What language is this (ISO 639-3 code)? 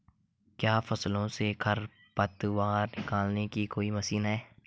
hin